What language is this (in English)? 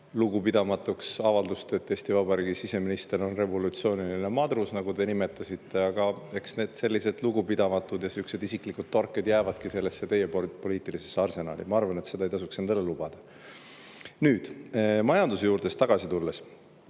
Estonian